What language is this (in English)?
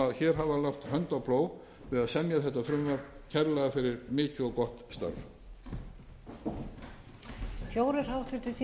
Icelandic